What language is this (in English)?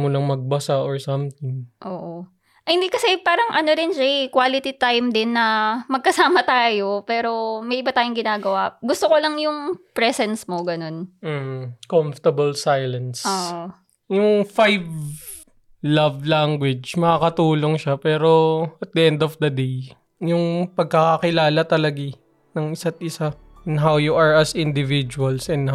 Filipino